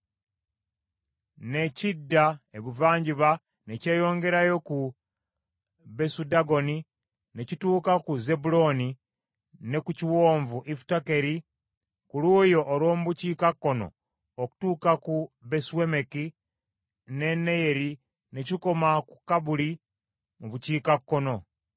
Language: Ganda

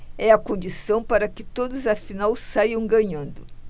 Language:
Portuguese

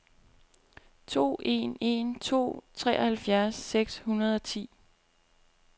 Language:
Danish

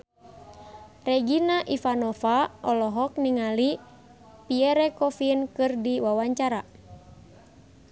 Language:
Sundanese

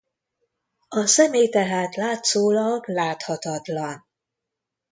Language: Hungarian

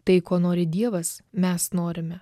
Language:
Lithuanian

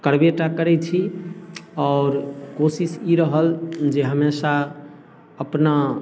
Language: Maithili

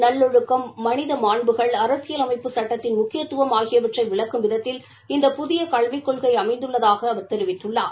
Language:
Tamil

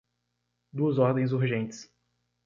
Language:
Portuguese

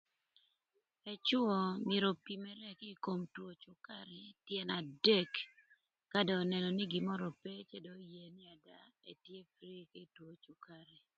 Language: Thur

